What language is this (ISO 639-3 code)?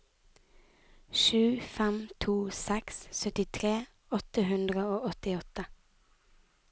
nor